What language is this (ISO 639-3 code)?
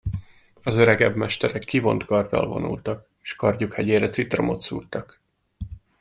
hun